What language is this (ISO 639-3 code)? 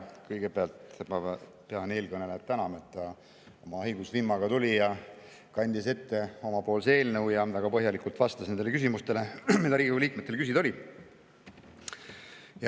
est